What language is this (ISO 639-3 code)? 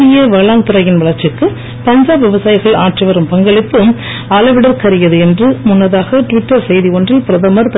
tam